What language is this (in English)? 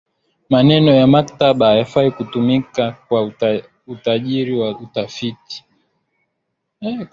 Swahili